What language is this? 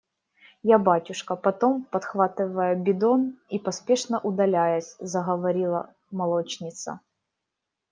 Russian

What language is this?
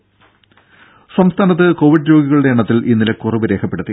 Malayalam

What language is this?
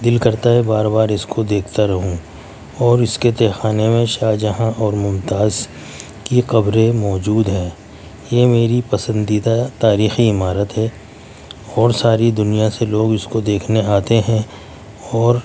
Urdu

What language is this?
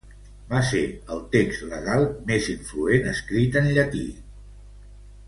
Catalan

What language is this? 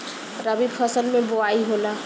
Bhojpuri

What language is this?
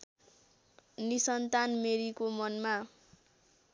Nepali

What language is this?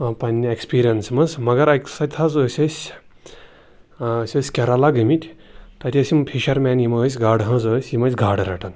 Kashmiri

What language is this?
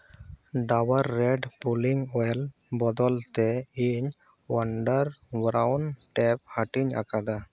Santali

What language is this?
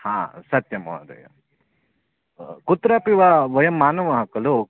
Sanskrit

